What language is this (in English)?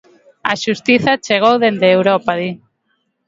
Galician